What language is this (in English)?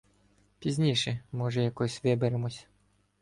Ukrainian